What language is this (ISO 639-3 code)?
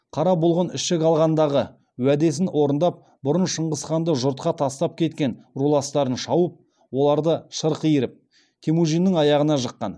kaz